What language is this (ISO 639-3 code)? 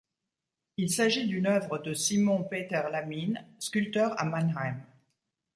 fra